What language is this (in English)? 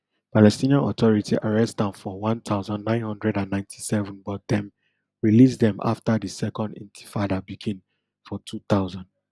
Nigerian Pidgin